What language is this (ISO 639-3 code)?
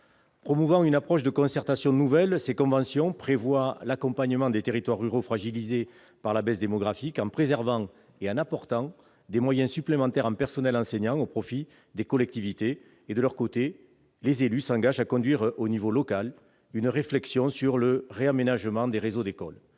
fra